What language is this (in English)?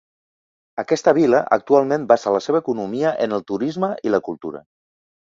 Catalan